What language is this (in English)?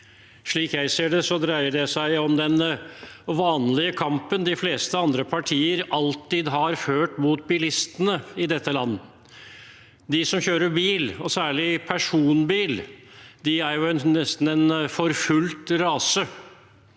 Norwegian